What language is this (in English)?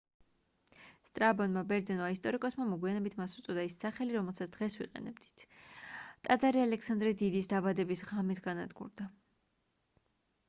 Georgian